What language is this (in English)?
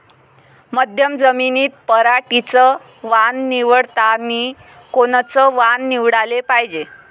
Marathi